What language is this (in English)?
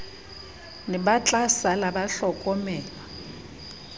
Southern Sotho